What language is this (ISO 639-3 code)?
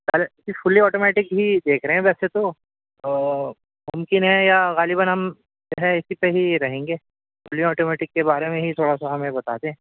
urd